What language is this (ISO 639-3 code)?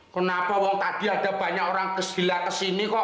ind